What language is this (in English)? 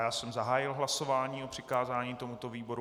Czech